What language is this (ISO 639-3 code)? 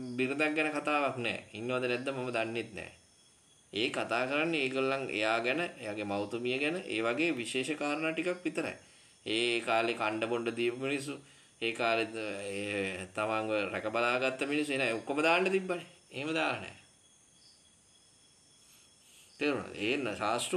ind